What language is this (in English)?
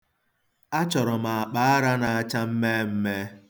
Igbo